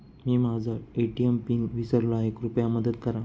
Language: Marathi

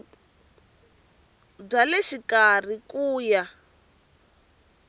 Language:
Tsonga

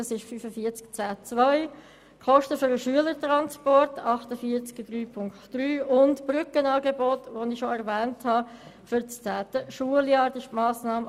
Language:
Swiss German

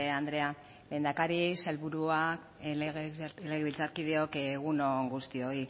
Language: Basque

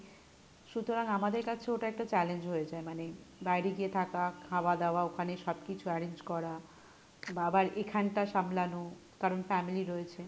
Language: Bangla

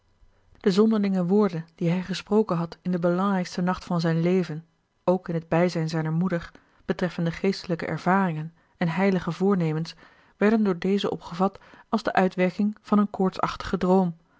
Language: Dutch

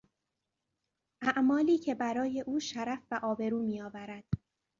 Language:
Persian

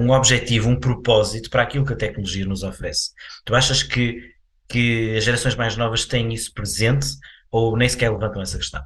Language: Portuguese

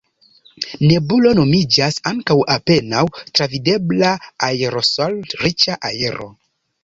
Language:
Esperanto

